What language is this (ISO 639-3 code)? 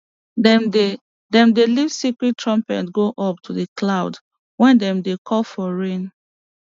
pcm